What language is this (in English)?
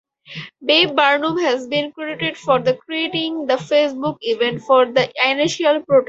English